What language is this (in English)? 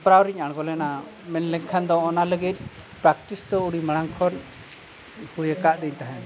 Santali